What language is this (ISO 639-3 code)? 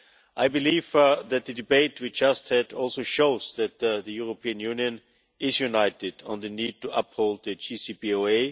eng